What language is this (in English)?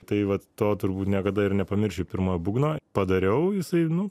Lithuanian